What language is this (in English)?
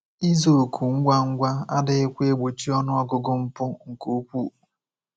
Igbo